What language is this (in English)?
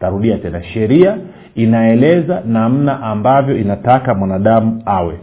Swahili